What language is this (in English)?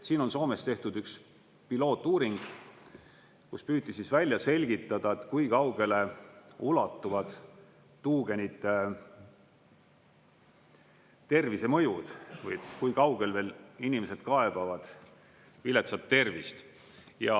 Estonian